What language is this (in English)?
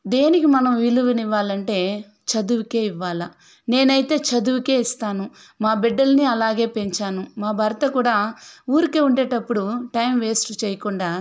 Telugu